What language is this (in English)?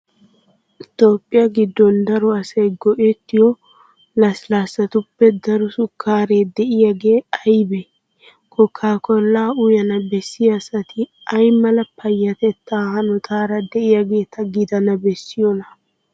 Wolaytta